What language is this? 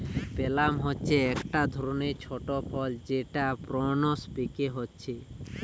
Bangla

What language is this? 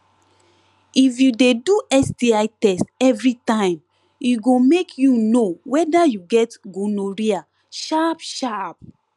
Nigerian Pidgin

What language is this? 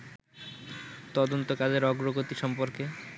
Bangla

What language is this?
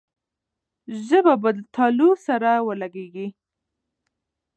Pashto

